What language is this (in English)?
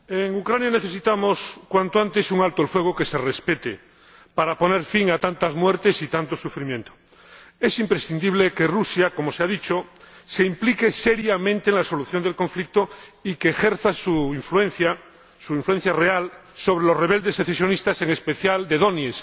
Spanish